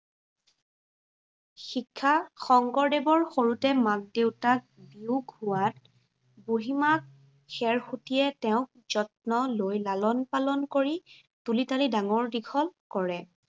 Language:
Assamese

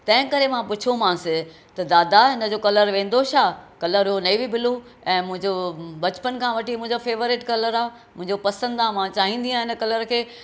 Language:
Sindhi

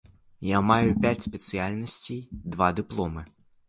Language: Belarusian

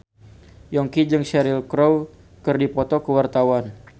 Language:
Sundanese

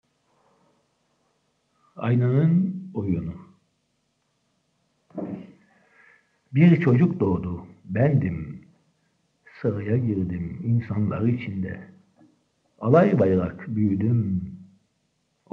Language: Turkish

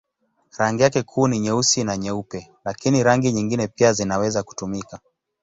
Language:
Swahili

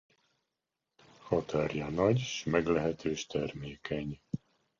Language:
Hungarian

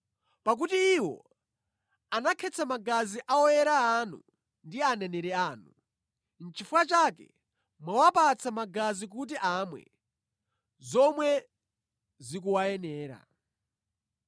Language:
Nyanja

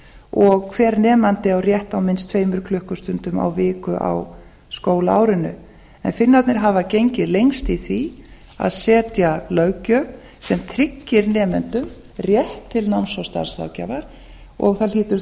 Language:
Icelandic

